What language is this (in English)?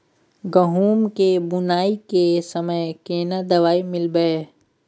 Maithili